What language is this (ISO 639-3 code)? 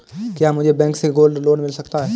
hin